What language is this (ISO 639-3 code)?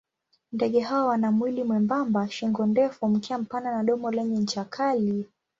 swa